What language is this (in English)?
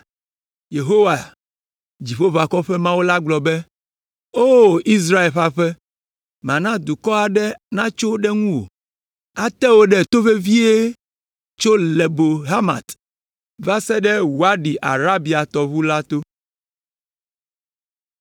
Ewe